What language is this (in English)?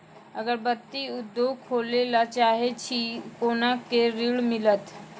Maithili